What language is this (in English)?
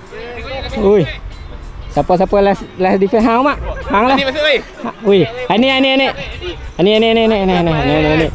Malay